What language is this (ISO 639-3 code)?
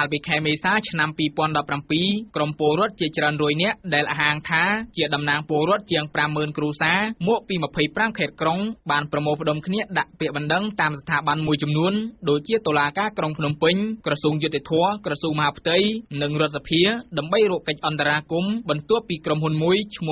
tha